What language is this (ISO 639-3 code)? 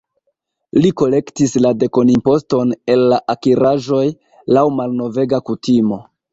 epo